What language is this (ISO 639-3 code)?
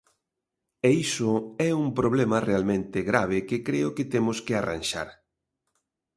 glg